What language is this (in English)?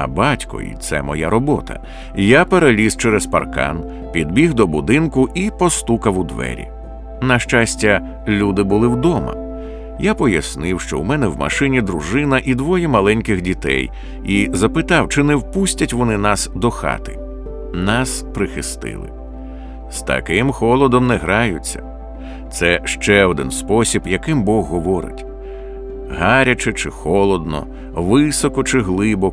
Ukrainian